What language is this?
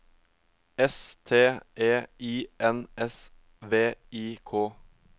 Norwegian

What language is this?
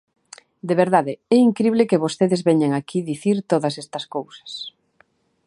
Galician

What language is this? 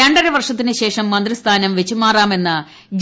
Malayalam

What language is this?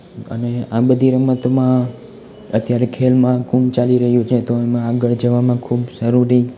Gujarati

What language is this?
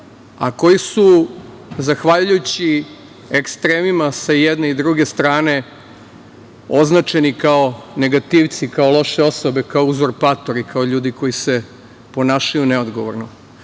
Serbian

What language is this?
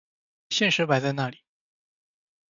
Chinese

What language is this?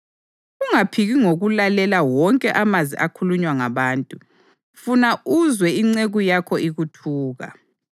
North Ndebele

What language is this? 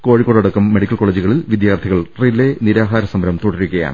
Malayalam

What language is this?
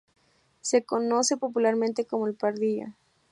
Spanish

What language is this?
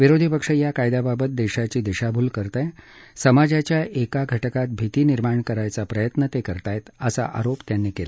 Marathi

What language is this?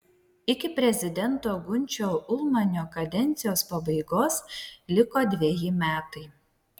Lithuanian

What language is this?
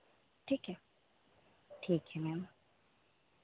Hindi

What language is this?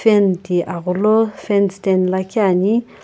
Sumi Naga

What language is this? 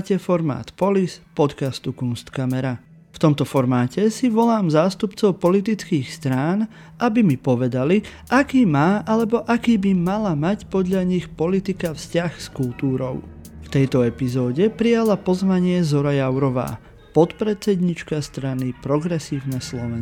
Slovak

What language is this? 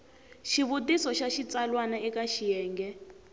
Tsonga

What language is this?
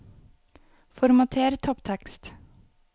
Norwegian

